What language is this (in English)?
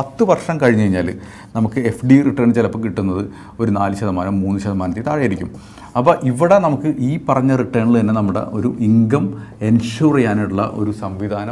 Malayalam